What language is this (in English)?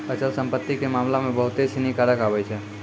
Maithili